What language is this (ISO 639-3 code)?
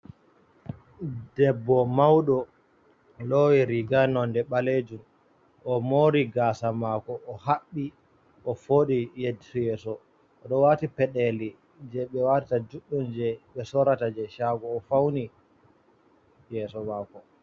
ful